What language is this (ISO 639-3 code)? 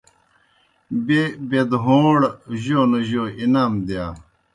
plk